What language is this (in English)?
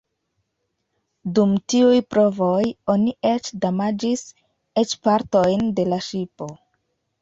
Esperanto